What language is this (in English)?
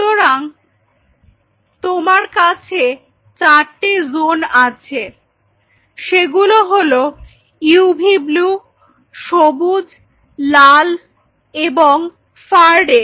Bangla